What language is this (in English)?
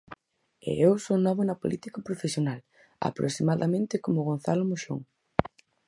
Galician